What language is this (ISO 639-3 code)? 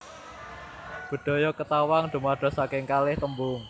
jav